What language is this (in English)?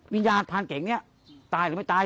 Thai